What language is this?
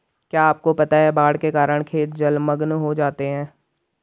Hindi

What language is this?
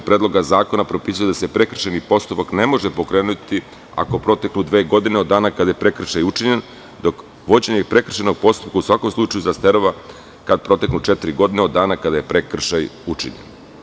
Serbian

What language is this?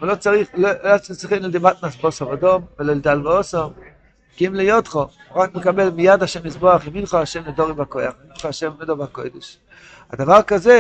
Hebrew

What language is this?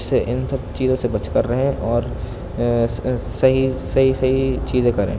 Urdu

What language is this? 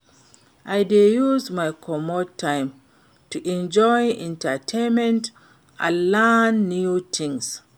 Nigerian Pidgin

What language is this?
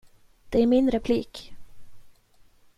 Swedish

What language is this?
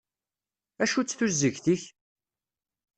Kabyle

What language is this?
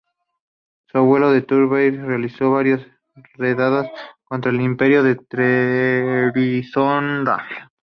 Spanish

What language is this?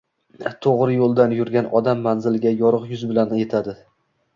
Uzbek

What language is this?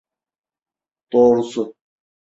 Turkish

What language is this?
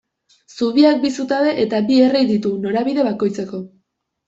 Basque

